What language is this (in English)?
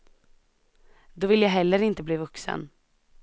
Swedish